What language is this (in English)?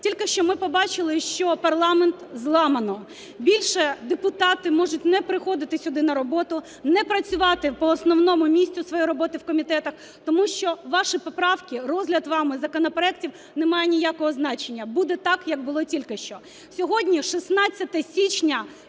Ukrainian